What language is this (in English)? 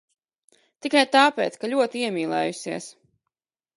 Latvian